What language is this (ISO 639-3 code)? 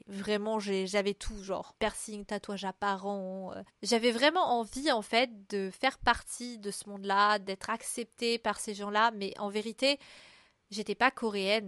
fra